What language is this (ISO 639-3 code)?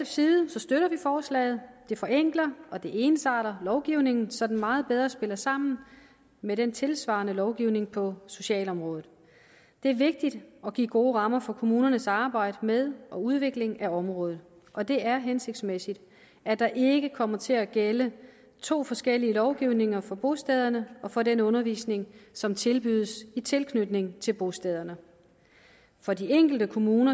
dan